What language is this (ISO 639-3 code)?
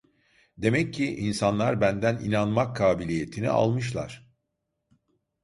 tur